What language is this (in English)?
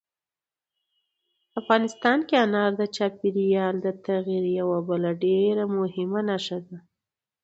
Pashto